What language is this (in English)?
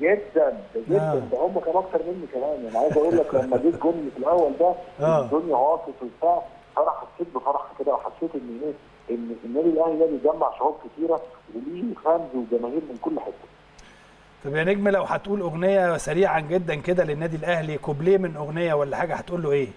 Arabic